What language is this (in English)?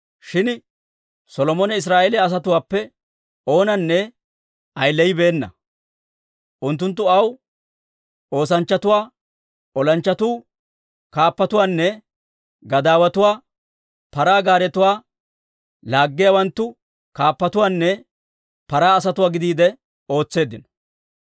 Dawro